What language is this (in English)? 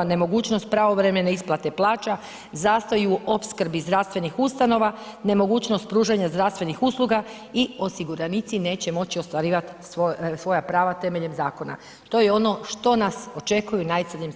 Croatian